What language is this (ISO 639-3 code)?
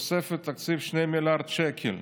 heb